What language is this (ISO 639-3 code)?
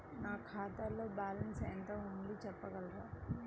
tel